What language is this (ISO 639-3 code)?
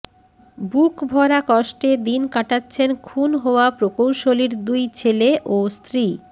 ben